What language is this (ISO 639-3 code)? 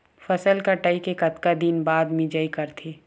hne